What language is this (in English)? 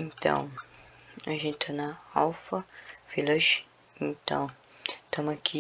Portuguese